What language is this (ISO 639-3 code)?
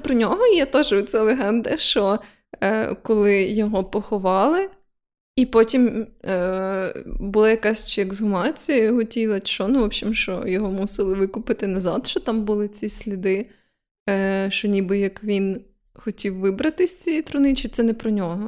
ukr